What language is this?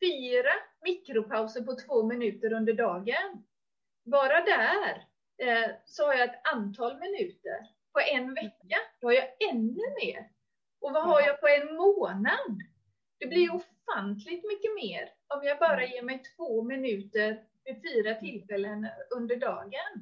Swedish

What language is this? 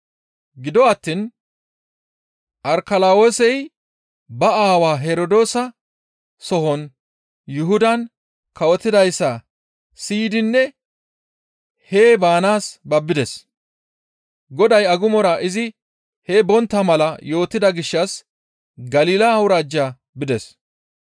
Gamo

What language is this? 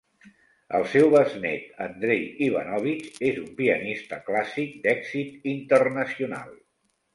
Catalan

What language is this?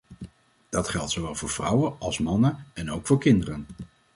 Dutch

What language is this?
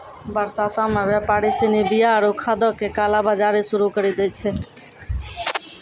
Maithili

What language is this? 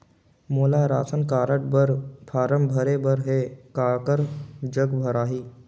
Chhattisgarhi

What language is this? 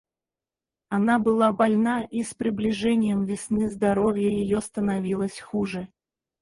Russian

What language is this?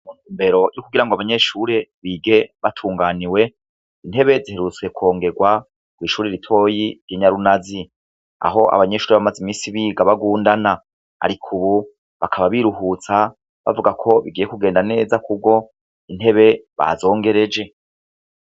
Rundi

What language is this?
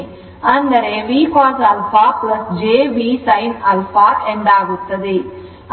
Kannada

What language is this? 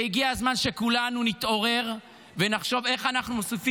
Hebrew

